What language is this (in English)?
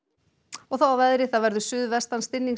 Icelandic